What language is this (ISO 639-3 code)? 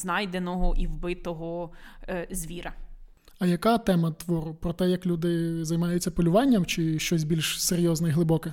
ukr